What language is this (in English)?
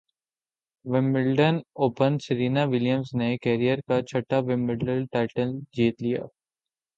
Urdu